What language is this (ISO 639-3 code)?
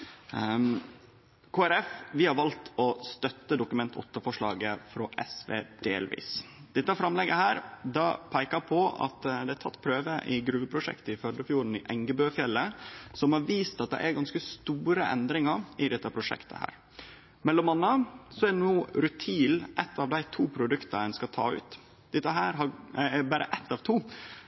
nno